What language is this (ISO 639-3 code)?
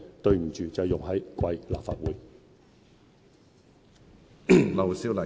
yue